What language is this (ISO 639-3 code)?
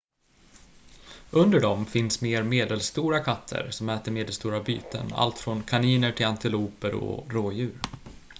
swe